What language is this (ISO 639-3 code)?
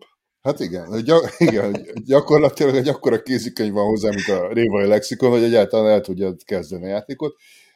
hun